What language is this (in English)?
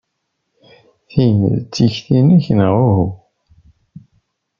Kabyle